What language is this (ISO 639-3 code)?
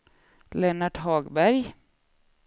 swe